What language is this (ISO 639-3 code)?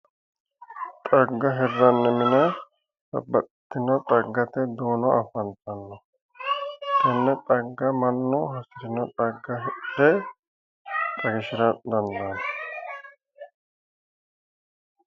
sid